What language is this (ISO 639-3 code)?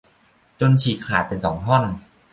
tha